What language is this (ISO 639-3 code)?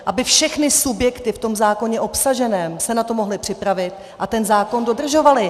ces